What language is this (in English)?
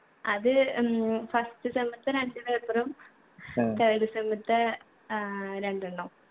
Malayalam